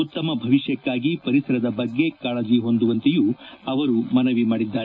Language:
Kannada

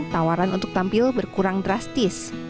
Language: Indonesian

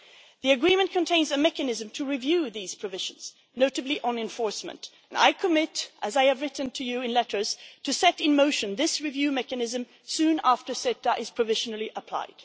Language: English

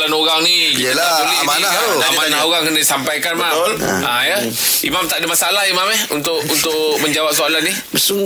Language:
Malay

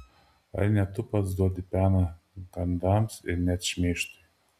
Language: Lithuanian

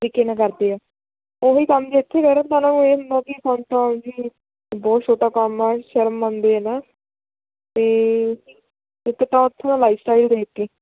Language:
Punjabi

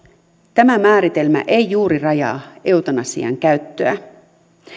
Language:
Finnish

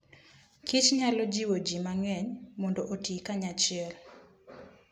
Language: Luo (Kenya and Tanzania)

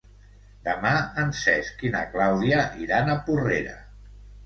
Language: Catalan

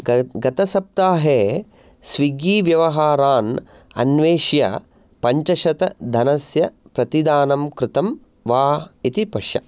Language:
Sanskrit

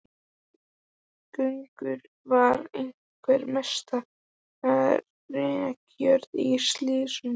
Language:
Icelandic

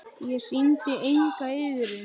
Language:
Icelandic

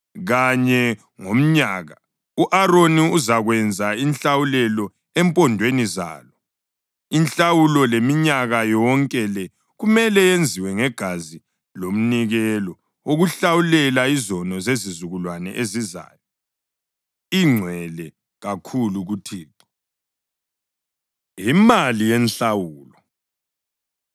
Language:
North Ndebele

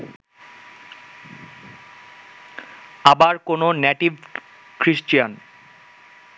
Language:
Bangla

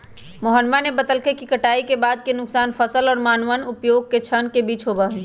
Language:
Magahi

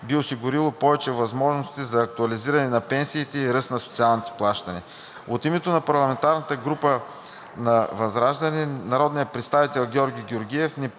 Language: Bulgarian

